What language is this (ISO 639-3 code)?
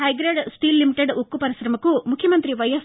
tel